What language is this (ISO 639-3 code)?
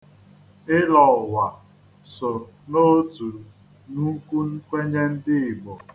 ibo